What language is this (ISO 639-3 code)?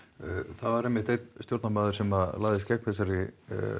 isl